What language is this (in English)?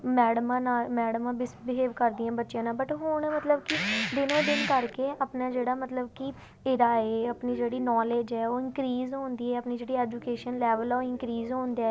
Punjabi